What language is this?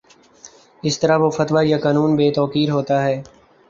Urdu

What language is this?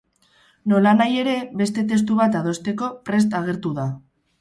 Basque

